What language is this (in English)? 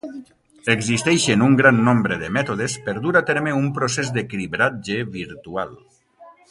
Catalan